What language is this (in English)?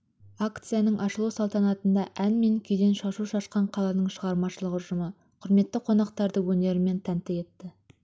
Kazakh